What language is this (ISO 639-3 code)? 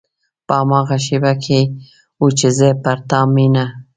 pus